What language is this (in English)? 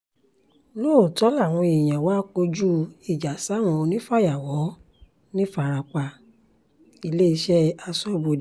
Yoruba